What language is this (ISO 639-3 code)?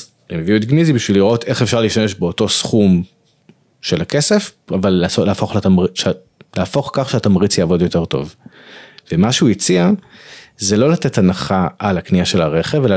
heb